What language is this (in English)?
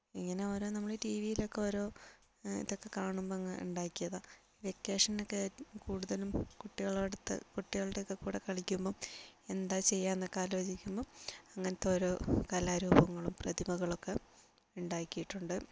Malayalam